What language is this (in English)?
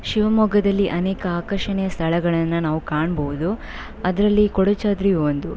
Kannada